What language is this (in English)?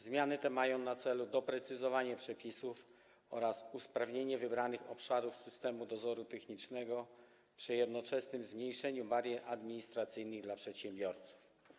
Polish